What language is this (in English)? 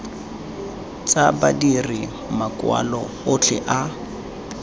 Tswana